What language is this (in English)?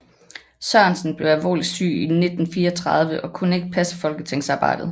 Danish